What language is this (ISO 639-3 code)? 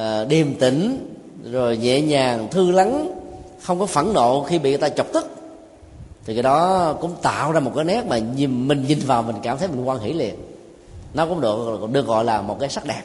vie